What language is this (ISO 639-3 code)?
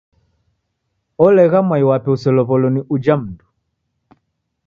dav